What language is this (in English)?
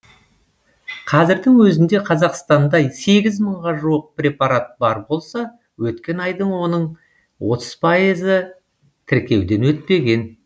Kazakh